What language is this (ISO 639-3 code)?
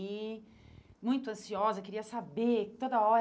por